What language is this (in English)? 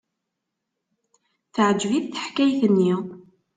Kabyle